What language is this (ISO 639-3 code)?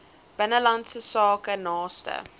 afr